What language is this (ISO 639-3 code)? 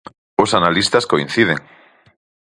glg